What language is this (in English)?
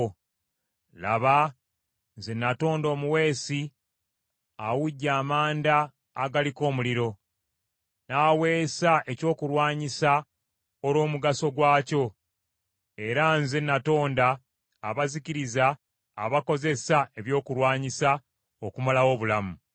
Ganda